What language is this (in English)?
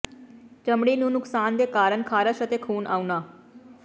Punjabi